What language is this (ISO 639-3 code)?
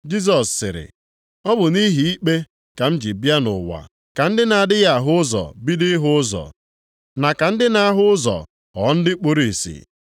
ibo